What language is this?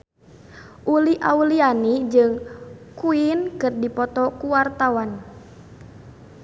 Sundanese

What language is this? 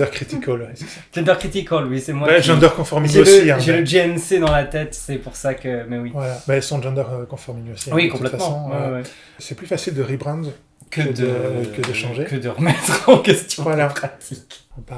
French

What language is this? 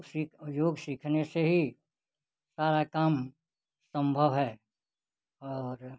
Hindi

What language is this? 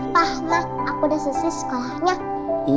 Indonesian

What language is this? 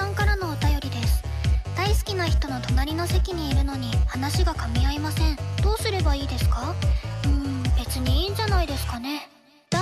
Japanese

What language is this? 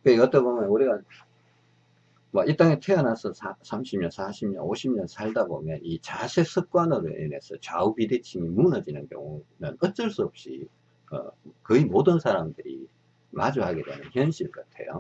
Korean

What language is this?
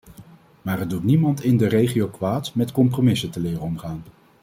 Dutch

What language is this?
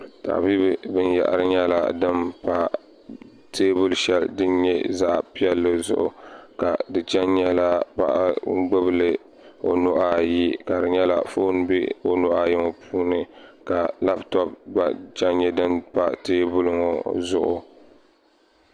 Dagbani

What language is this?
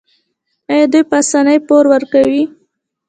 Pashto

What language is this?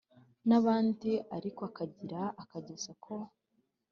Kinyarwanda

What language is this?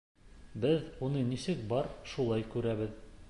Bashkir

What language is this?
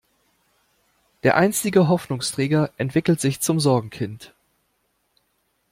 German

